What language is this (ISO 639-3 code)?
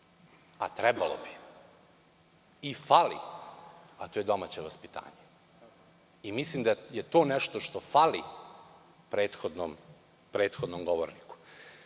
srp